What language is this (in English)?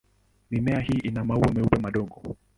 Swahili